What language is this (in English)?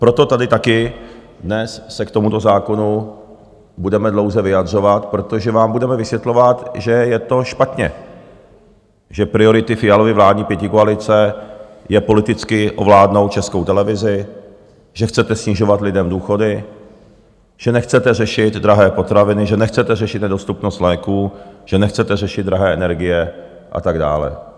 Czech